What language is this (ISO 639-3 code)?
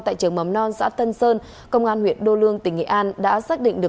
vie